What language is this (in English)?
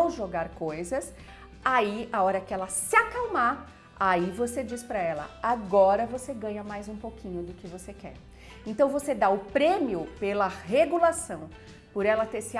Portuguese